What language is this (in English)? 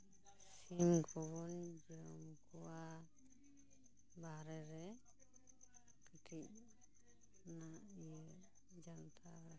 Santali